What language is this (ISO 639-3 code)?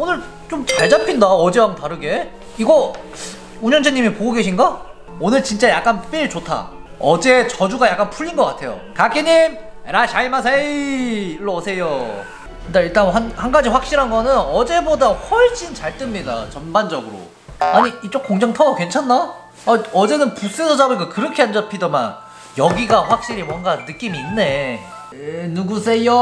kor